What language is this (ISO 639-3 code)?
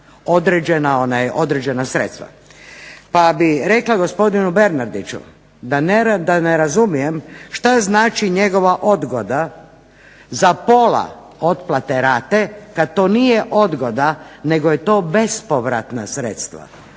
hrv